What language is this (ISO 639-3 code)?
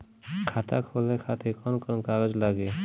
bho